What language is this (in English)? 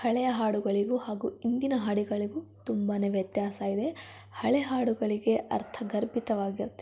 Kannada